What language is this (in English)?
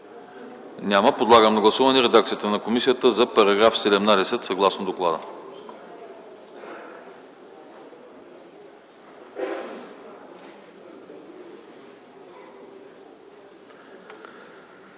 Bulgarian